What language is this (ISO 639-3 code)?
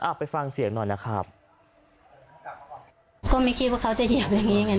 tha